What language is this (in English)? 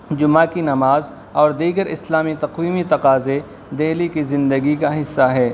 Urdu